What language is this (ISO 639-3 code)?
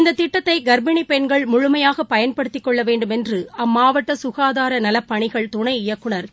tam